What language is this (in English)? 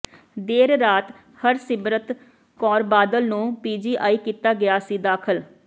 Punjabi